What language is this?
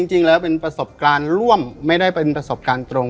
Thai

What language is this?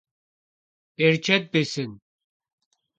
Kabardian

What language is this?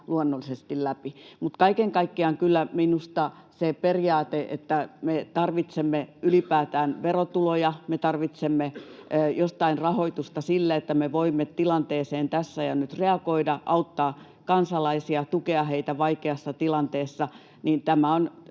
Finnish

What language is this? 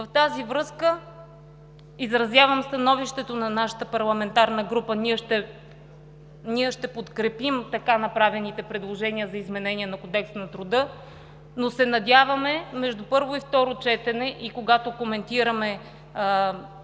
Bulgarian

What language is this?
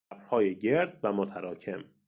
Persian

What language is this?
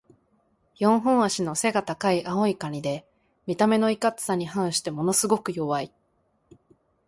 Japanese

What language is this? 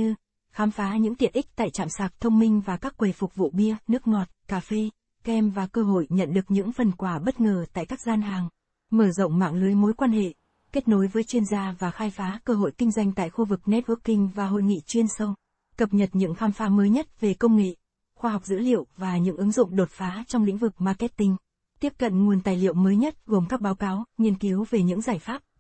Vietnamese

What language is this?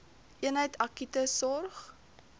Afrikaans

